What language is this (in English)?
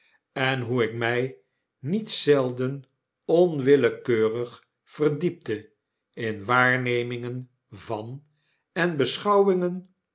Dutch